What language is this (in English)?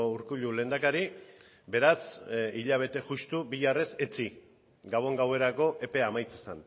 Basque